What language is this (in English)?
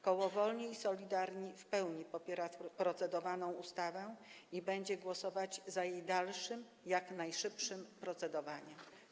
Polish